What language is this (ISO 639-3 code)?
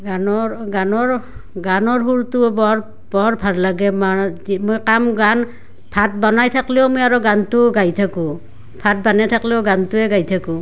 asm